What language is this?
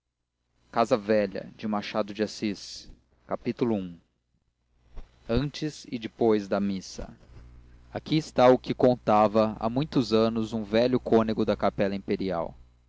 Portuguese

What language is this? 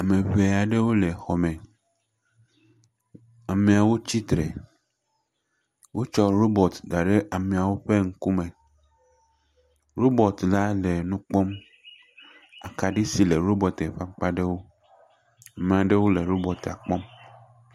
Ewe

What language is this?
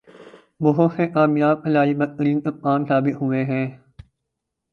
Urdu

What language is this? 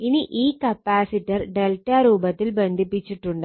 Malayalam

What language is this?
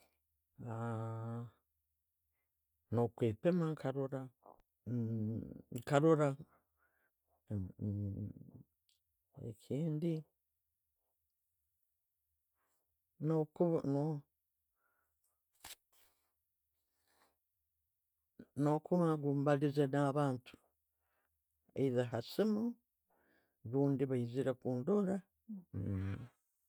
Tooro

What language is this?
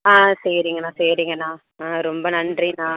Tamil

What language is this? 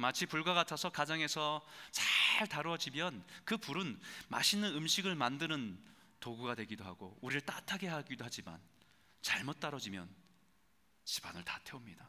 Korean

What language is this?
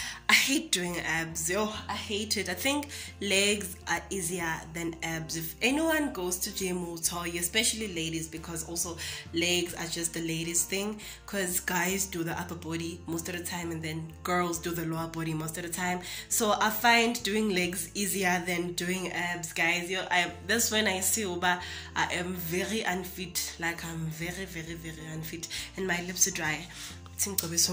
English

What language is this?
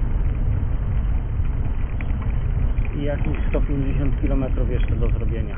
Polish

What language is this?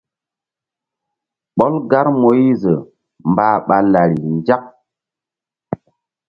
Mbum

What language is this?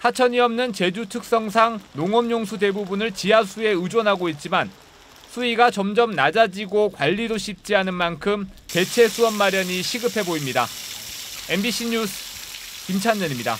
Korean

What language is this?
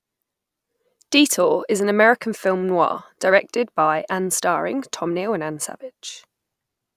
English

